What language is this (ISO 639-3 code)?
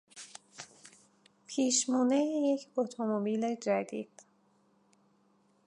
fas